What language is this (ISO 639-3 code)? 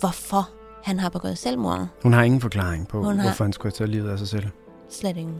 dan